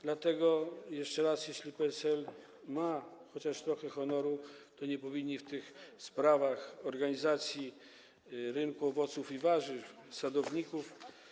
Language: Polish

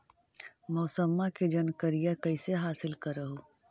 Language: Magahi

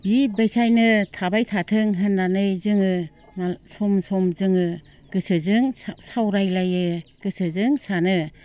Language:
Bodo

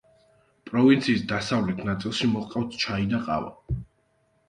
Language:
Georgian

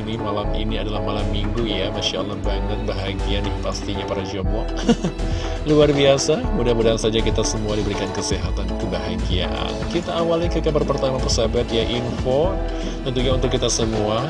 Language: Indonesian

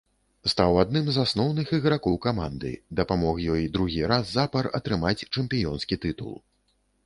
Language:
Belarusian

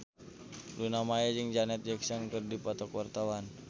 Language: Sundanese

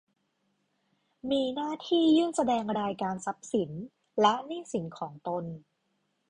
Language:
Thai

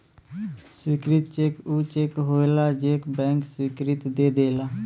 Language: Bhojpuri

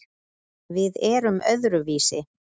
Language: Icelandic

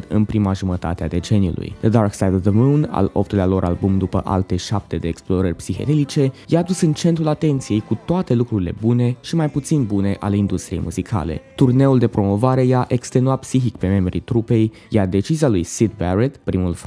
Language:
Romanian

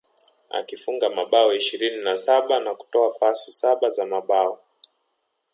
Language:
Swahili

